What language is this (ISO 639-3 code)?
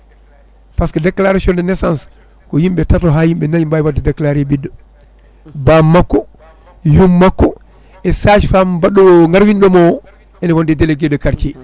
ful